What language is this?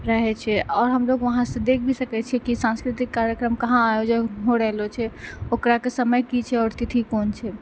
Maithili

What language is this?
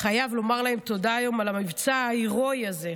Hebrew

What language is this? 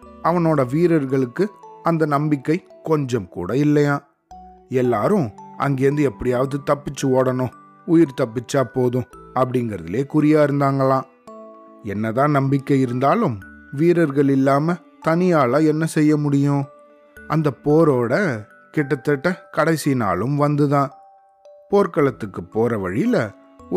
Tamil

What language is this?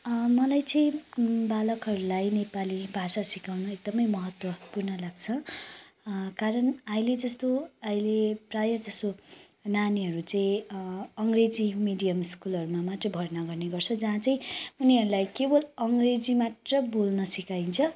Nepali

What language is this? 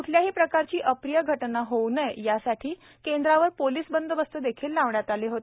Marathi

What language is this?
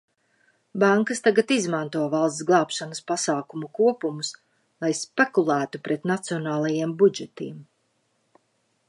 Latvian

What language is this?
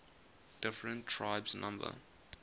English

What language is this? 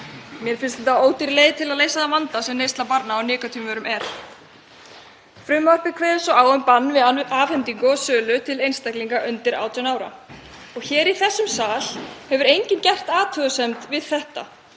Icelandic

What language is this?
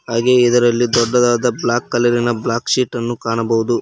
Kannada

